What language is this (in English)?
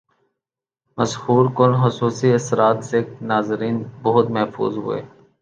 Urdu